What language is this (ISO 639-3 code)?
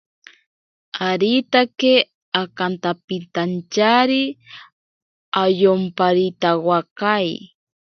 prq